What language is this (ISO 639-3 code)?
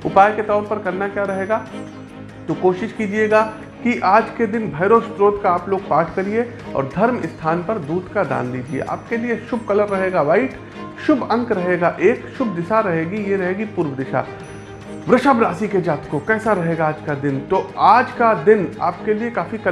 hin